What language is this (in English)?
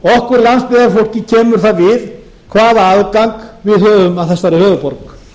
Icelandic